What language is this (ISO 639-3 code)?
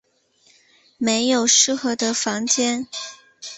zho